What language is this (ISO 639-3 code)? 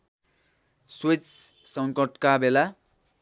nep